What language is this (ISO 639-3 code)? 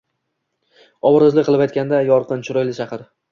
uzb